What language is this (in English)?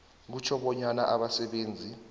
South Ndebele